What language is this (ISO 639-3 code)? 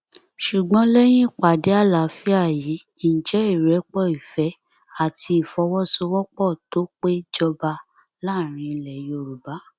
yor